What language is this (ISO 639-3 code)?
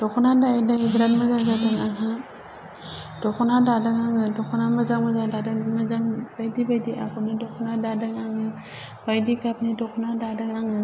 brx